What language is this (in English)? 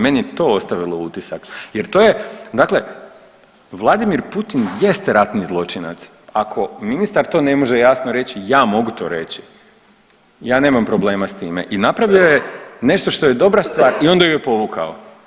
Croatian